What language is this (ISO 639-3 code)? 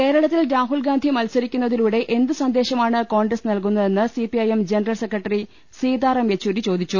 mal